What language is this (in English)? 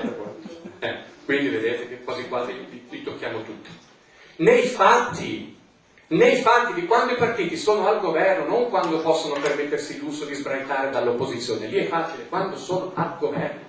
Italian